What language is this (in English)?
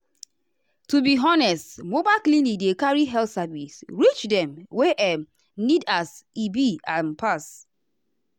Nigerian Pidgin